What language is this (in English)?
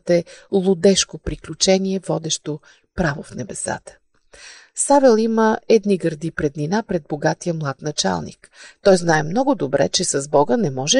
Bulgarian